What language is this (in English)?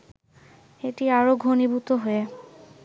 Bangla